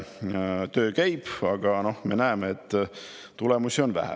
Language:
Estonian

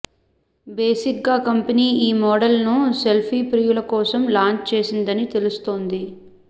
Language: Telugu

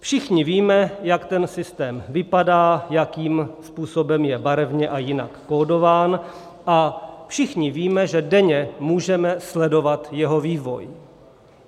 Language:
Czech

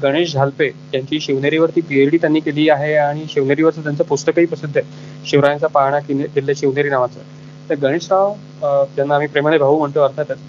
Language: Marathi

